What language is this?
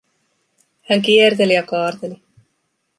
Finnish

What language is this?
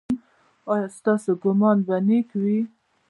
Pashto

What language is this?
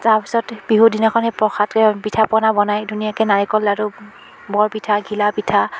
Assamese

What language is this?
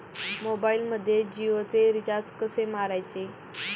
Marathi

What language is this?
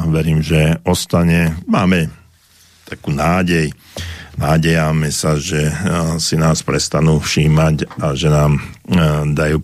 Slovak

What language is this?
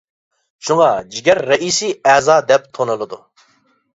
Uyghur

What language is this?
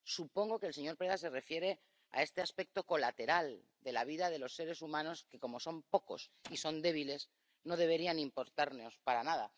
Spanish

